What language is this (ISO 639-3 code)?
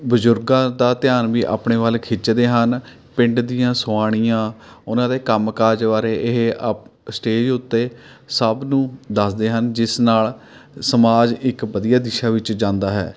pan